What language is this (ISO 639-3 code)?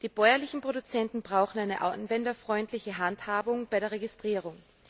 deu